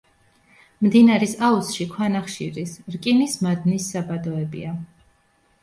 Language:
Georgian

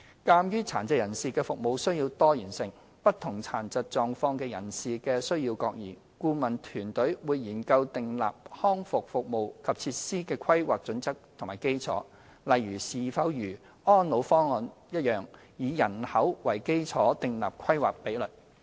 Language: Cantonese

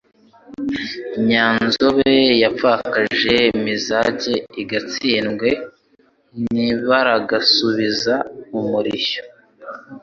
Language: Kinyarwanda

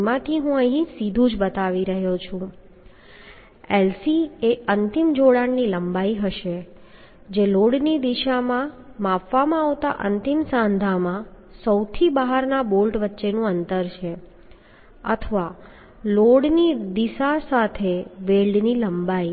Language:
Gujarati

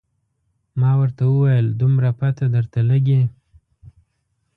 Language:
Pashto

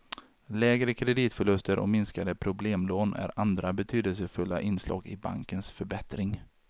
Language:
Swedish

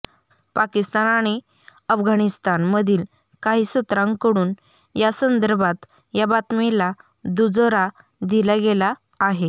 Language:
Marathi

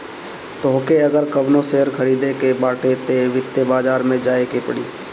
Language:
Bhojpuri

